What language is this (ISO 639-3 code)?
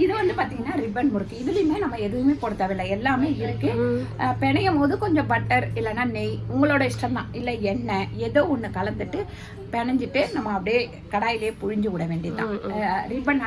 ind